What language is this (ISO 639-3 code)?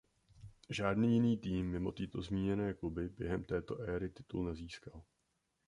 ces